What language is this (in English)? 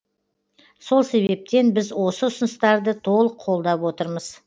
Kazakh